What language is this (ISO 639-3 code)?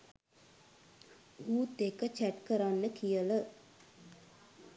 sin